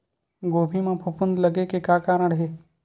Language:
Chhattisgarhi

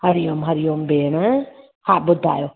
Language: Sindhi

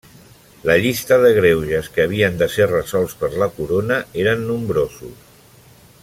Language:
Catalan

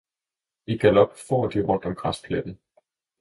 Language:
Danish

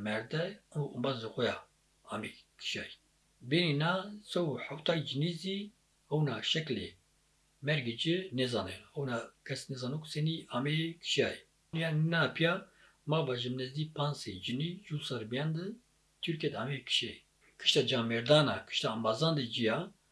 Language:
Turkish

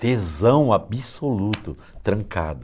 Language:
Portuguese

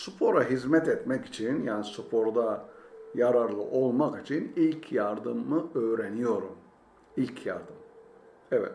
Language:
Turkish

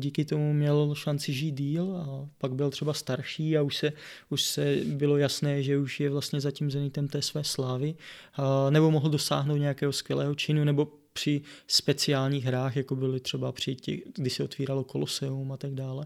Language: Czech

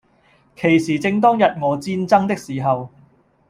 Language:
Cantonese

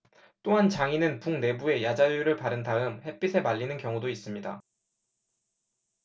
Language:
Korean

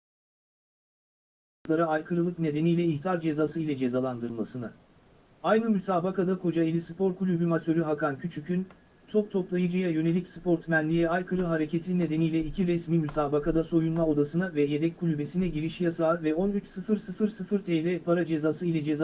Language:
Turkish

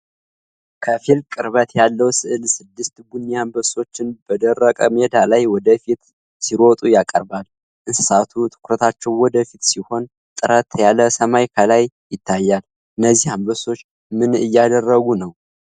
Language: Amharic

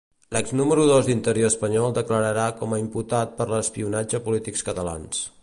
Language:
Catalan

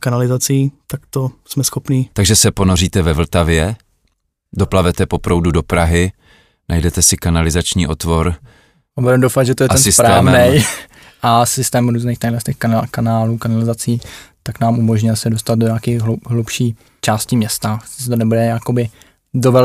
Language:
Czech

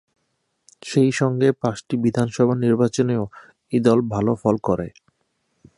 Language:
Bangla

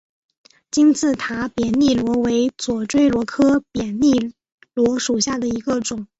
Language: Chinese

